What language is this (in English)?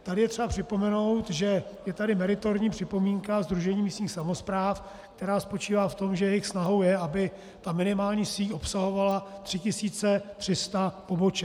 Czech